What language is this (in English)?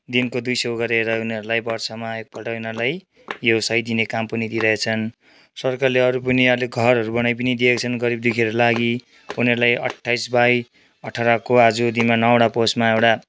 Nepali